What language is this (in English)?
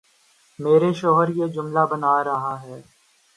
Urdu